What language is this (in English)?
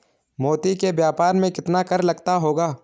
Hindi